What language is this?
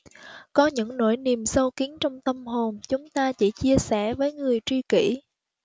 Vietnamese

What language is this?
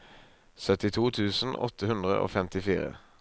Norwegian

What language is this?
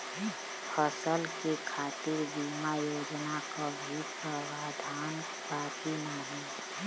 Bhojpuri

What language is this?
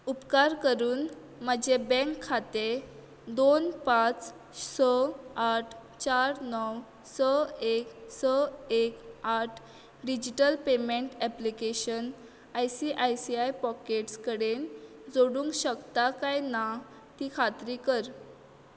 Konkani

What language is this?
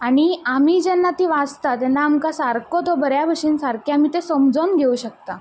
Konkani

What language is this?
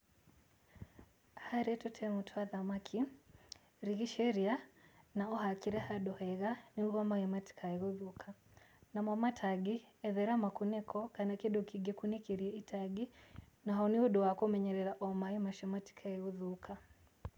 Kikuyu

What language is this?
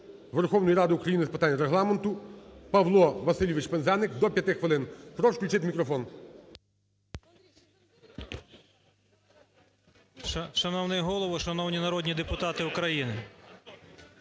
Ukrainian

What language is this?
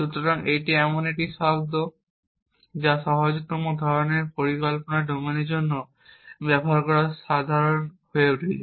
Bangla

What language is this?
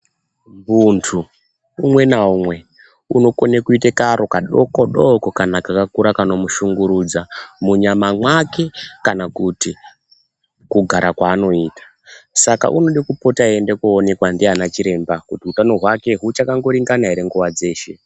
Ndau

